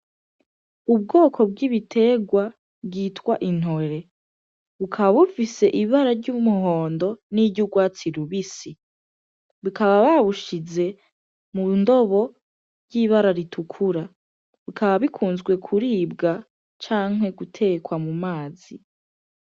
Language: Rundi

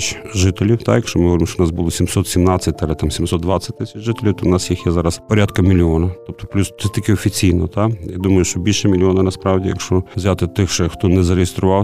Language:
Ukrainian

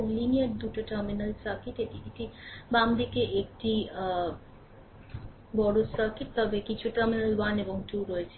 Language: Bangla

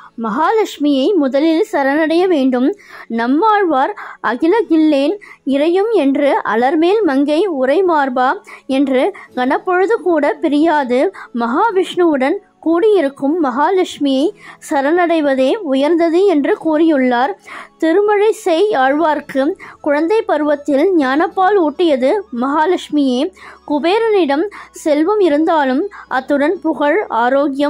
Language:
Tamil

